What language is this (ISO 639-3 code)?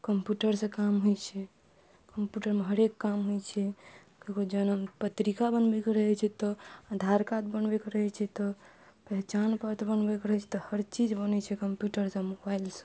mai